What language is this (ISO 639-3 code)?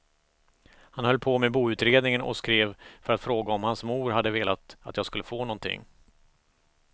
swe